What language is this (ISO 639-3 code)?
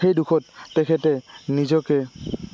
asm